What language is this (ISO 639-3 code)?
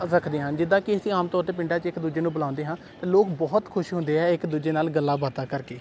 pan